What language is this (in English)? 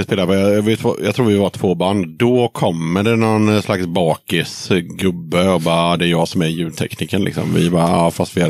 Swedish